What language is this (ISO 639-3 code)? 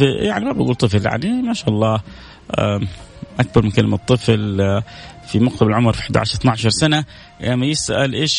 ara